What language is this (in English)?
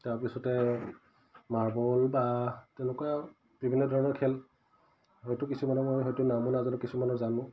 Assamese